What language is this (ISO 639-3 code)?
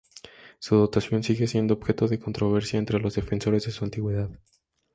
spa